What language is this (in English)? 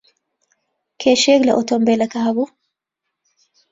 Central Kurdish